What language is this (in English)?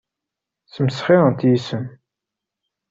Kabyle